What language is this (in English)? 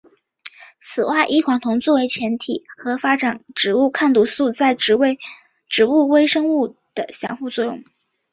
Chinese